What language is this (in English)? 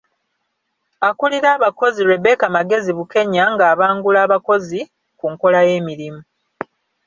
Ganda